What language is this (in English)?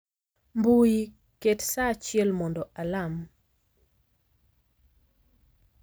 Luo (Kenya and Tanzania)